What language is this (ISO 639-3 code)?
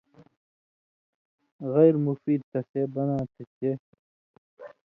mvy